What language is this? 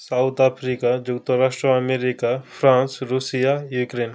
Odia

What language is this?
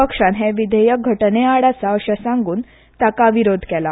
Konkani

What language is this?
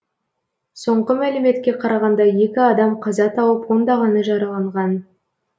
Kazakh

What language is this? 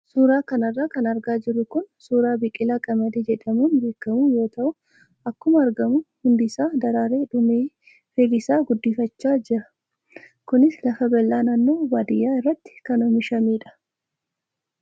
Oromo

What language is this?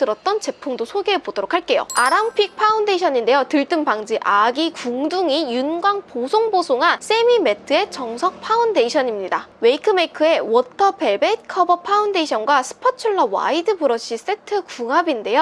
Korean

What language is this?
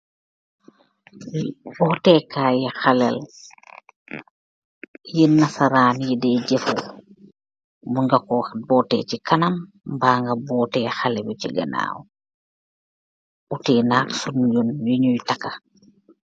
Wolof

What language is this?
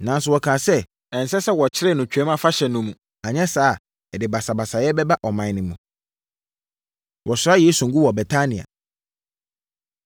Akan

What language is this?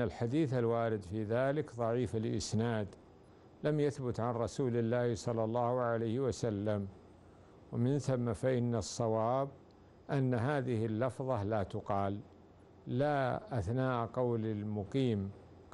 Arabic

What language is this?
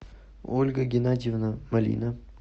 Russian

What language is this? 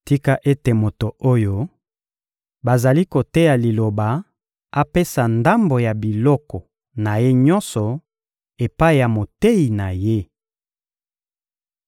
Lingala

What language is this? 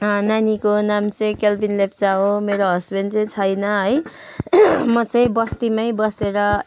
Nepali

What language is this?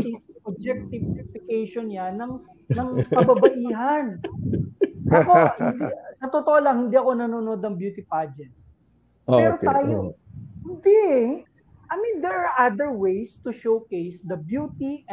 Filipino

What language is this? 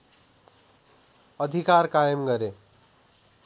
Nepali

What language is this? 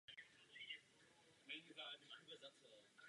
Czech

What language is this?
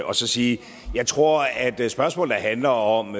Danish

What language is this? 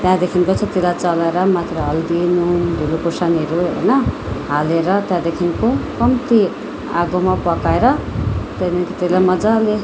Nepali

